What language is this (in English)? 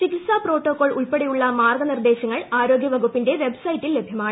Malayalam